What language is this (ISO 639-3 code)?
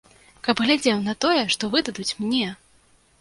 bel